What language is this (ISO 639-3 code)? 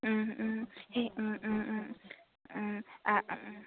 asm